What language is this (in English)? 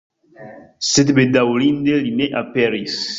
Esperanto